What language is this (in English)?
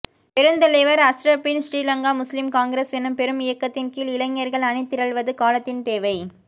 Tamil